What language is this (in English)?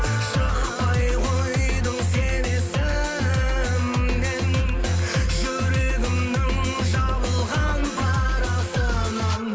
Kazakh